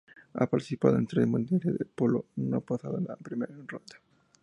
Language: Spanish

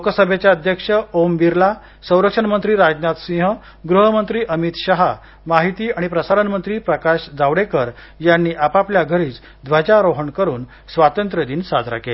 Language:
Marathi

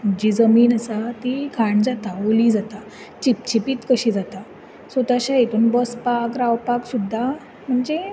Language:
Konkani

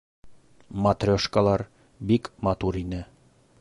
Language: Bashkir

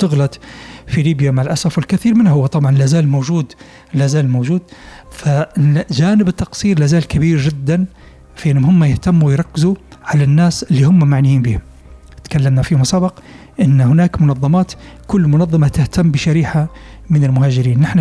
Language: Arabic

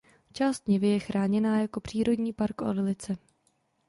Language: Czech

